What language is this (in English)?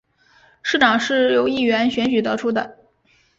Chinese